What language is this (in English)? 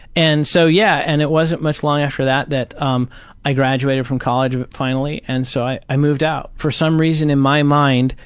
English